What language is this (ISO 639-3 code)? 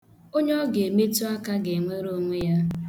ibo